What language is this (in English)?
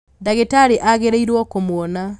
Kikuyu